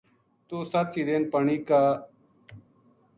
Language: Gujari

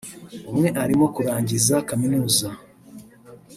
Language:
Kinyarwanda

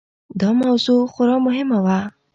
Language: Pashto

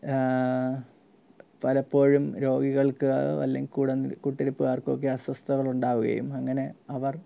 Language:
Malayalam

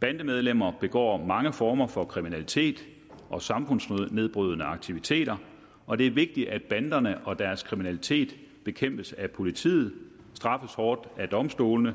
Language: Danish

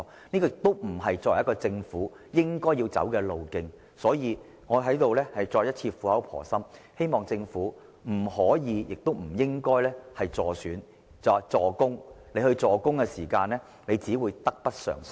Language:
Cantonese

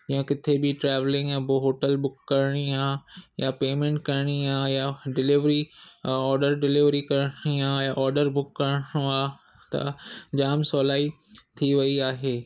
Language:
Sindhi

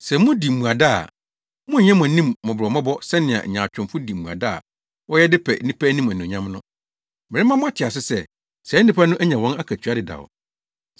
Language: Akan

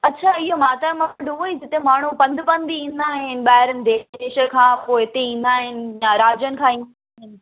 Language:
Sindhi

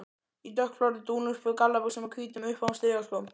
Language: Icelandic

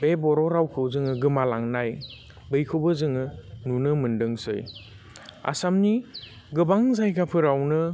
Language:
Bodo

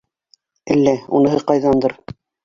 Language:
Bashkir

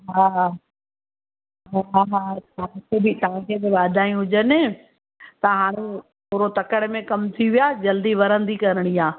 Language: Sindhi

